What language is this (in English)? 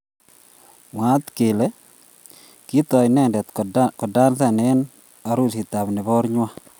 Kalenjin